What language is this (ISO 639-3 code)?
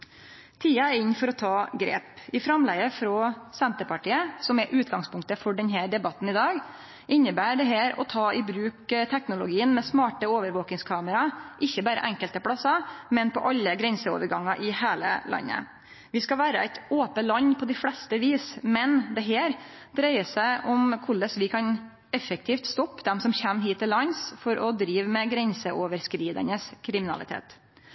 nno